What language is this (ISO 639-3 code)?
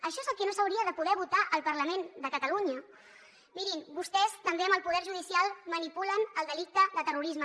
cat